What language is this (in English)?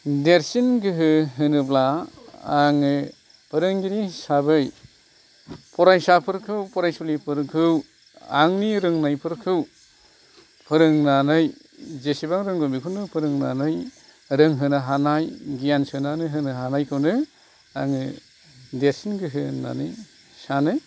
Bodo